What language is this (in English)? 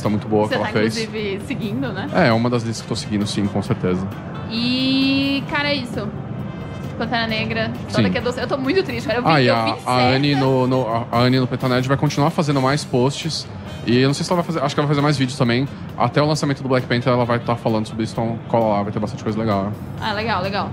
Portuguese